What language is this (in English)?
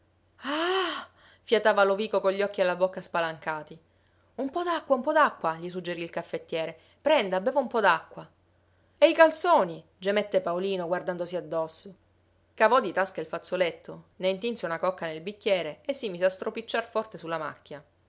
Italian